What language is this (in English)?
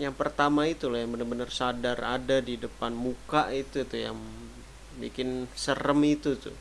Indonesian